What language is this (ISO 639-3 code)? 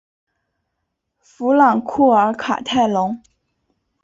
zho